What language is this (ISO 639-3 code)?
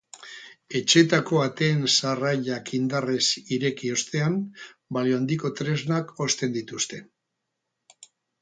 eus